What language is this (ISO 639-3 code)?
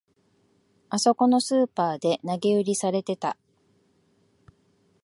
jpn